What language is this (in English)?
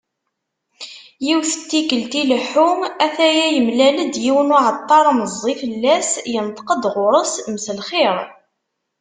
Kabyle